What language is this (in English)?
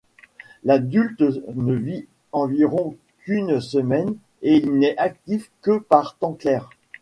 French